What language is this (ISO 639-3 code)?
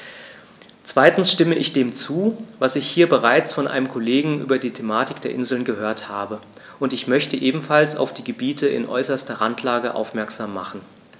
deu